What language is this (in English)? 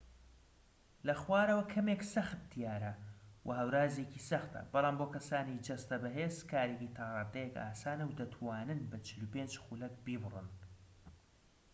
Central Kurdish